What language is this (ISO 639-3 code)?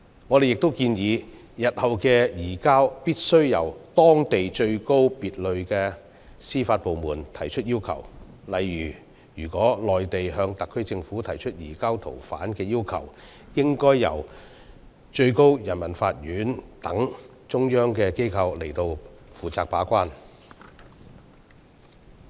yue